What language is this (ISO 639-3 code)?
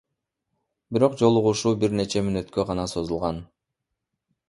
kir